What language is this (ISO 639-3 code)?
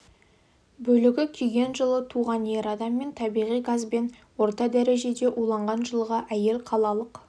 kaz